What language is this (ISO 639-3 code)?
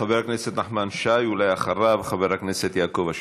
heb